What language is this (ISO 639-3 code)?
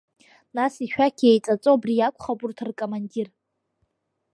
abk